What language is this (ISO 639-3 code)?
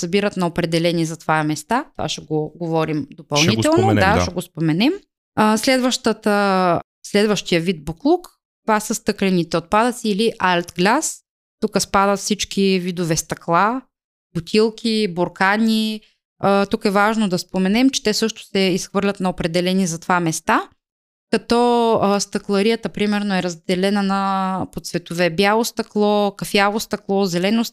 bul